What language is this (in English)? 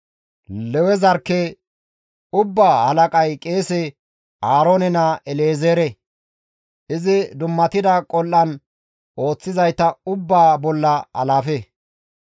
Gamo